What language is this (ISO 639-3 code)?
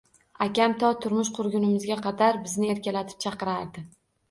uzb